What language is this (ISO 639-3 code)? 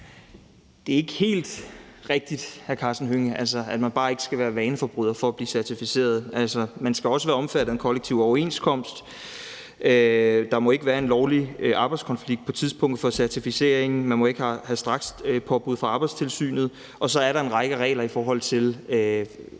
dan